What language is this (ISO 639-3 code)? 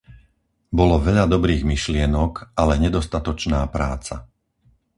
slk